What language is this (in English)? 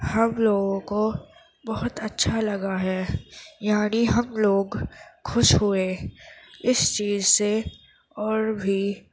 Urdu